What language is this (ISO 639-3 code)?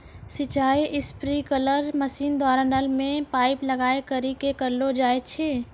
mai